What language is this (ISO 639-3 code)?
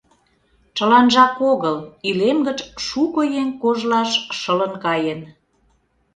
chm